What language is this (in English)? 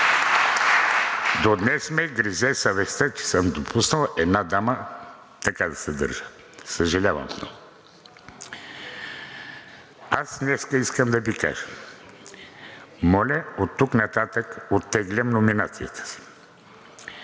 Bulgarian